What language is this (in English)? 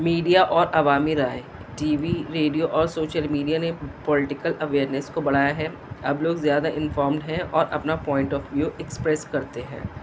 Urdu